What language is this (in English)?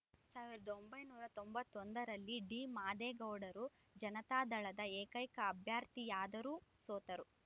Kannada